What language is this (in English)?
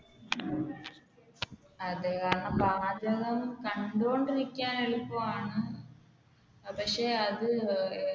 Malayalam